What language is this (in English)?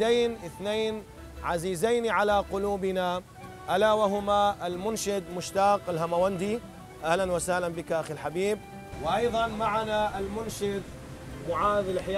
Arabic